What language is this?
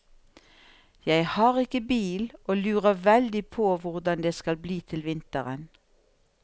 Norwegian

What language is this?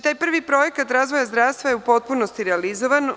Serbian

